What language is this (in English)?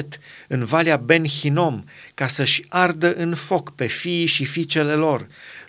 Romanian